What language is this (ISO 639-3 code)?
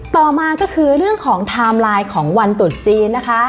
tha